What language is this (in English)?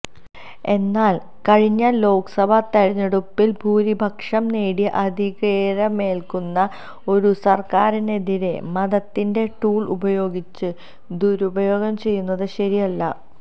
Malayalam